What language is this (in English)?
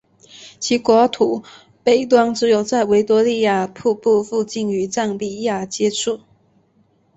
Chinese